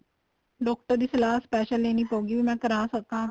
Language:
Punjabi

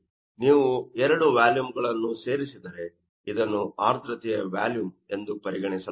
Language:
Kannada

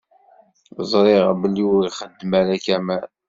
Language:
Kabyle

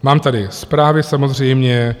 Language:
Czech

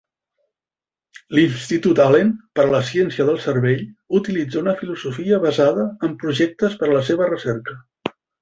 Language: Catalan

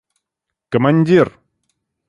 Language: Russian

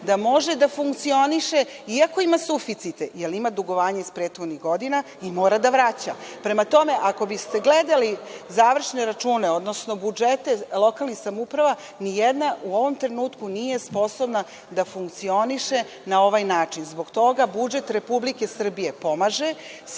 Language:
Serbian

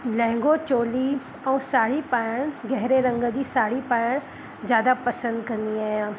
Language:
Sindhi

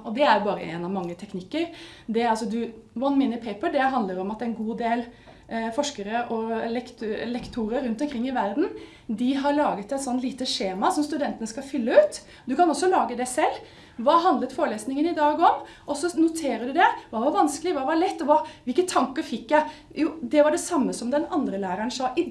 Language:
Norwegian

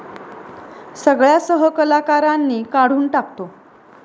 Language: Marathi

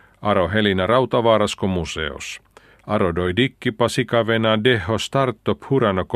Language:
Finnish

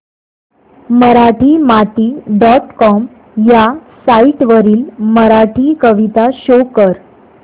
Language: Marathi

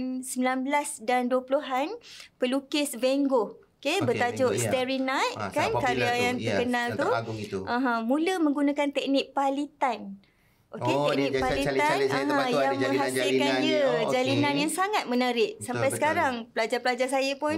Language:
Malay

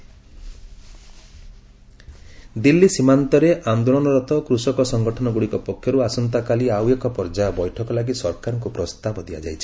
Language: Odia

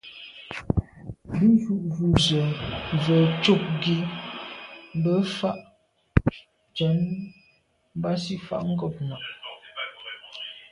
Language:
Medumba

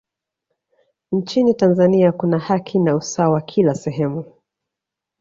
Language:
Swahili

